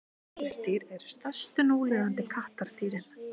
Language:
Icelandic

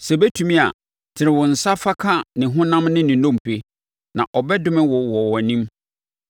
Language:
Akan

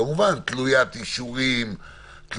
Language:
Hebrew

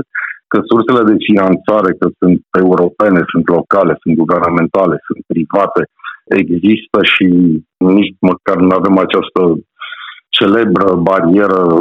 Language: Romanian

